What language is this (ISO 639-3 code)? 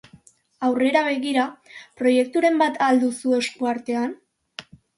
eus